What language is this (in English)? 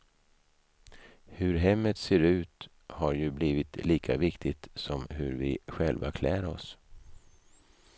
Swedish